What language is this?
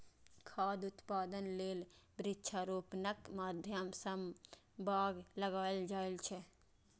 Maithili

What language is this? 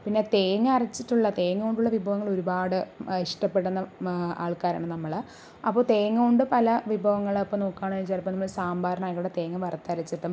Malayalam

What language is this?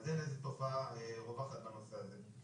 Hebrew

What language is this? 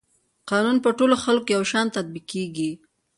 Pashto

